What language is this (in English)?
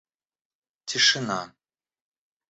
Russian